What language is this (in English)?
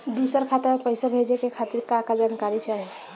Bhojpuri